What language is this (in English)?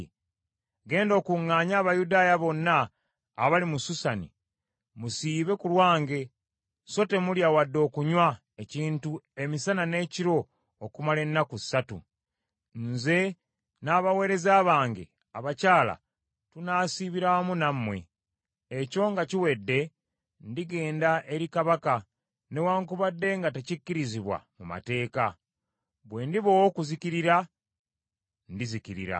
Ganda